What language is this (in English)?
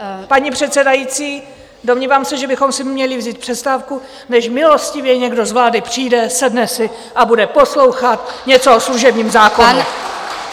Czech